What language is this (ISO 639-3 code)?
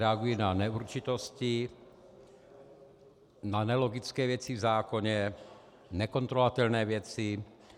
ces